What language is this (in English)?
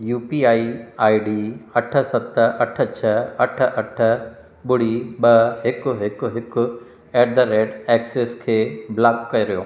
Sindhi